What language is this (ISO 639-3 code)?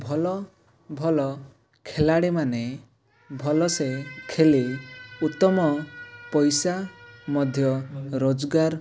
ori